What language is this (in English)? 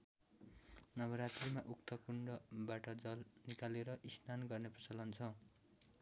Nepali